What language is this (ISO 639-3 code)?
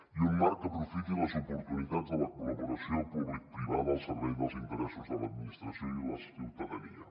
cat